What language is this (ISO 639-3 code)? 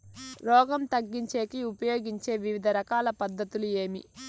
tel